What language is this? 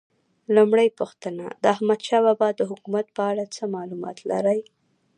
Pashto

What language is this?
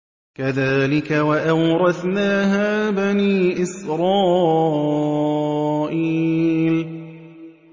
Arabic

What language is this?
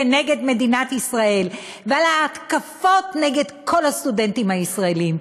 Hebrew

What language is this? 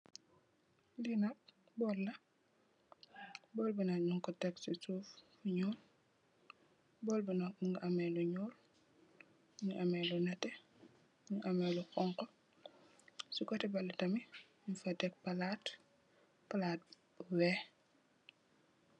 Wolof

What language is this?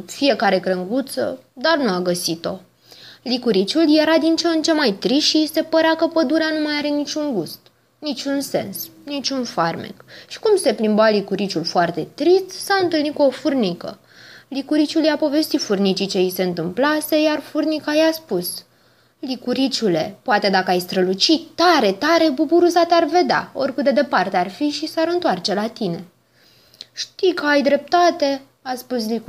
Romanian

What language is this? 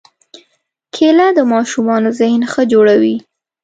Pashto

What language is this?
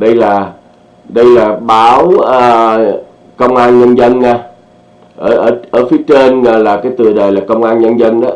Vietnamese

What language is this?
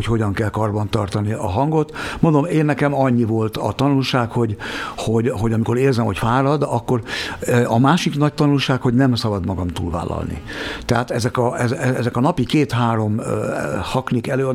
Hungarian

